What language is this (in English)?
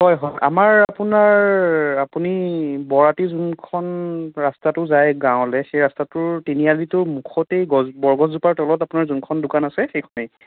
Assamese